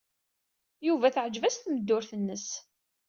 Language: Kabyle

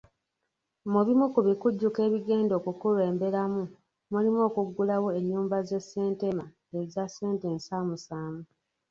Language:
Ganda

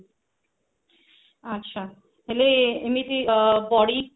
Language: Odia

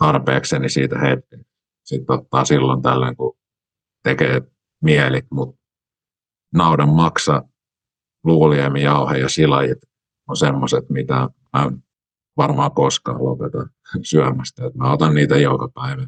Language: Finnish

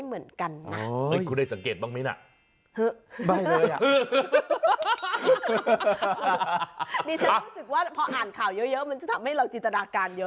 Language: Thai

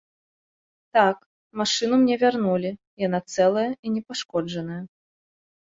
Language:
Belarusian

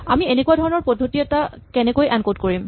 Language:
Assamese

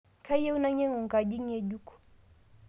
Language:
Masai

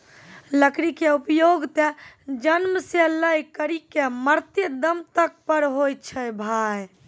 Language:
Maithili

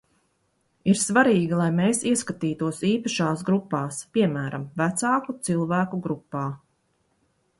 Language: Latvian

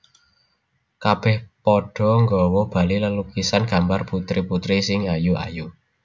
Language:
Javanese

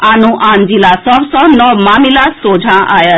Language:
Maithili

